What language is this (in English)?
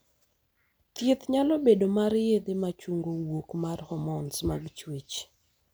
Luo (Kenya and Tanzania)